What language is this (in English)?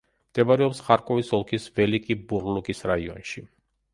Georgian